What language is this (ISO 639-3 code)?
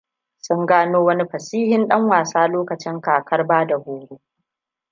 hau